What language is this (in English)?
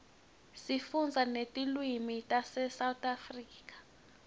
Swati